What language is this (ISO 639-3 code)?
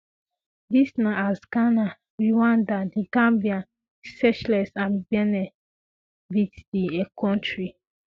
pcm